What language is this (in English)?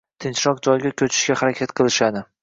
Uzbek